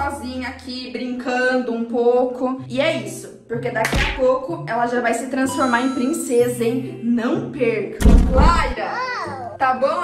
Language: Portuguese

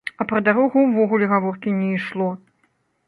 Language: Belarusian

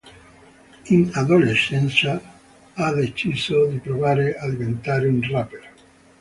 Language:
Italian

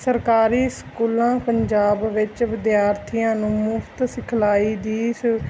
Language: Punjabi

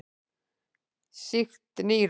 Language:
Icelandic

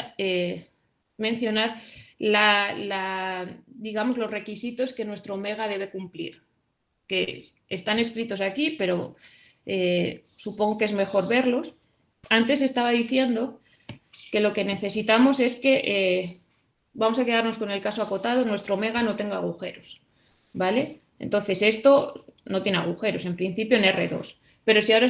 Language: Spanish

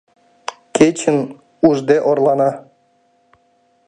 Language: Mari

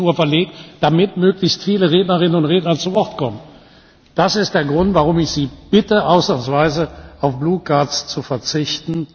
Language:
German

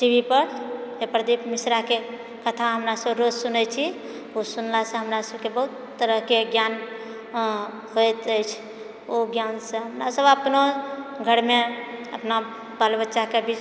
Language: Maithili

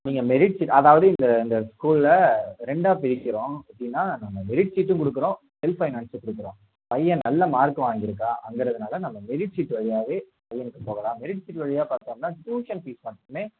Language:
Tamil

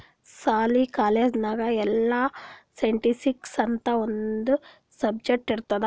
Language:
Kannada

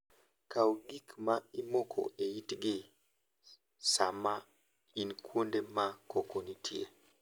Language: Luo (Kenya and Tanzania)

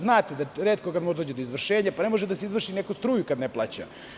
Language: Serbian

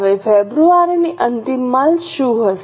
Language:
Gujarati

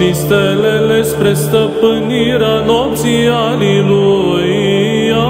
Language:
Romanian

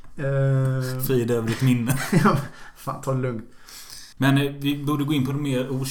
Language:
Swedish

